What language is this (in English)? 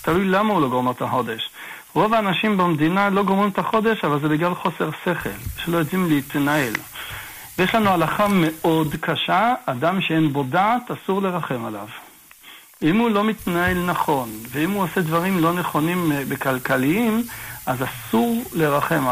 Hebrew